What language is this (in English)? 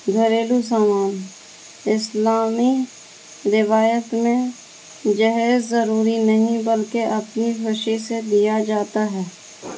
Urdu